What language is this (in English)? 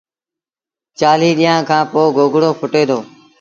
Sindhi Bhil